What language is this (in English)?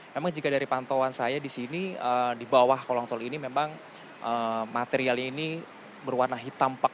Indonesian